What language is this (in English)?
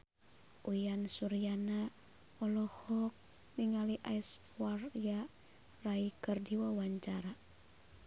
Sundanese